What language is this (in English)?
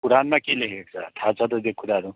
Nepali